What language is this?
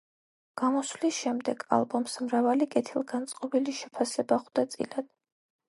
Georgian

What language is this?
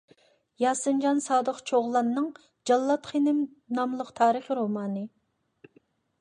Uyghur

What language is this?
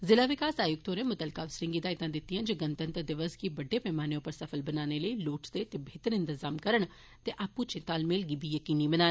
Dogri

